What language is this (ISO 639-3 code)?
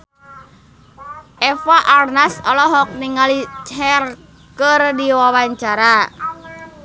sun